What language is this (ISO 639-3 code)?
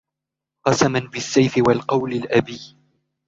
ara